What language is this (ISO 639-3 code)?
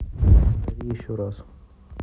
rus